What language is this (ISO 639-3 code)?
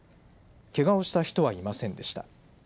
jpn